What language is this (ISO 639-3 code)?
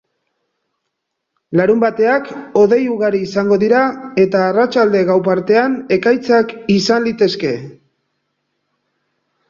eus